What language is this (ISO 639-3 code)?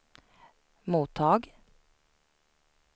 swe